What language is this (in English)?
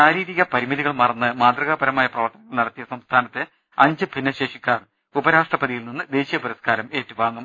Malayalam